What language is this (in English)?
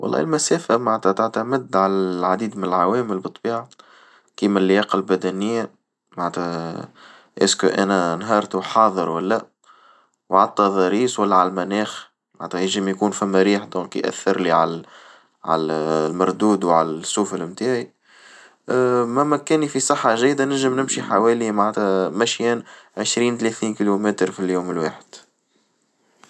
Tunisian Arabic